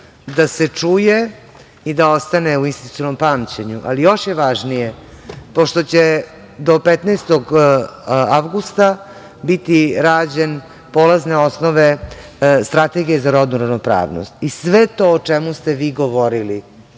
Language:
Serbian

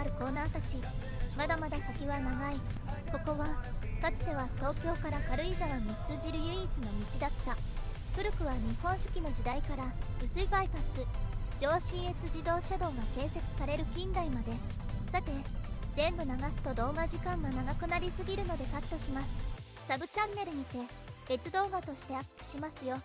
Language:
Japanese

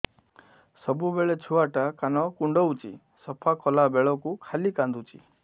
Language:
Odia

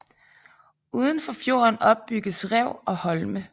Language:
Danish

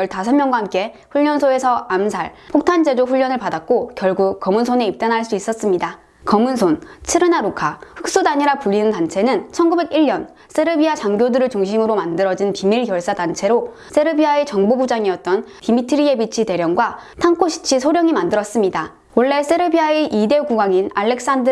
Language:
Korean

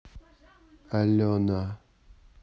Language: Russian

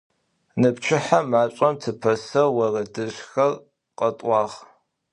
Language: Adyghe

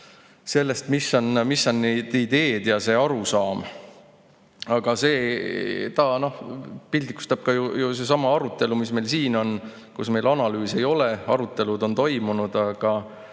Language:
Estonian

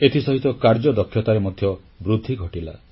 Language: Odia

